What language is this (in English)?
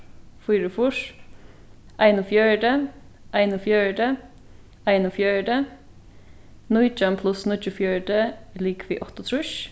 Faroese